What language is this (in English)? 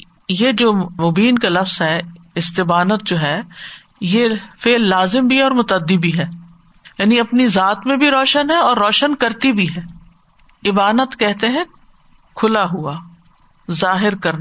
Urdu